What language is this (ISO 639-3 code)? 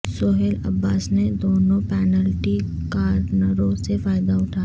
urd